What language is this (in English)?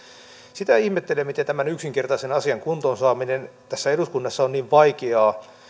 Finnish